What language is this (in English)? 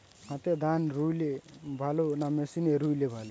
Bangla